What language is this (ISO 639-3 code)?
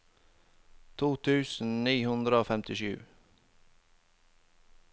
nor